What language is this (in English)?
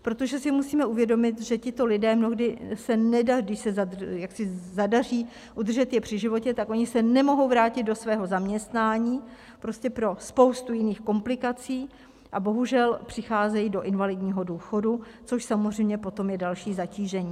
Czech